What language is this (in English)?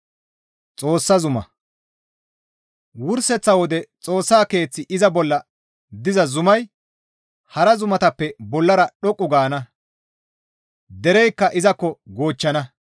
Gamo